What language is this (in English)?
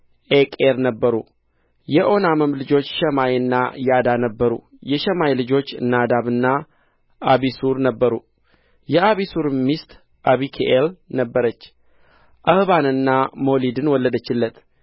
Amharic